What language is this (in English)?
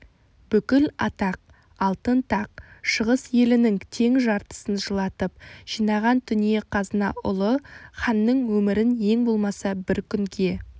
Kazakh